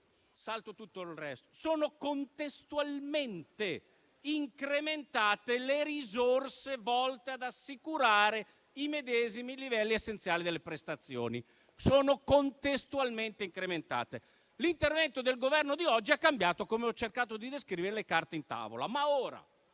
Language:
Italian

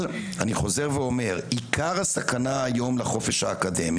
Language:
Hebrew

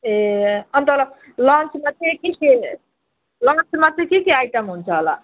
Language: Nepali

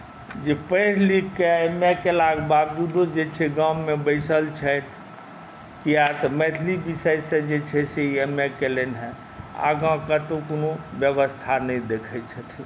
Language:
Maithili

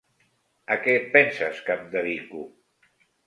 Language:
Catalan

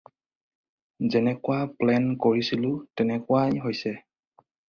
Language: Assamese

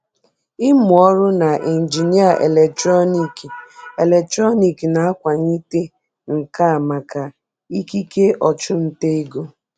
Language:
Igbo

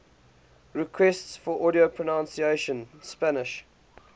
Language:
English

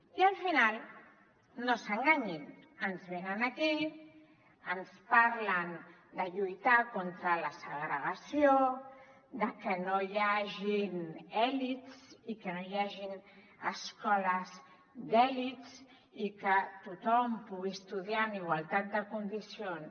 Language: Catalan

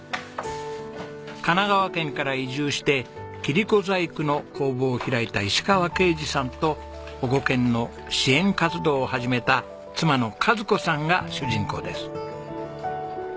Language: Japanese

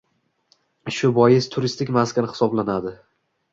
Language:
Uzbek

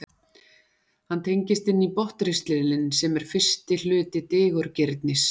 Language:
Icelandic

